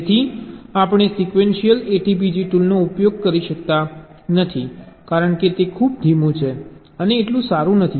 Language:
Gujarati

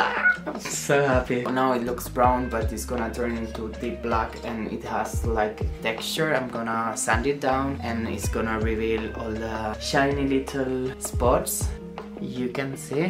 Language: English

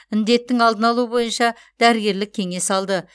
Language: Kazakh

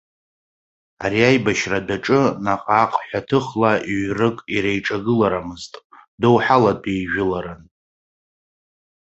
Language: Abkhazian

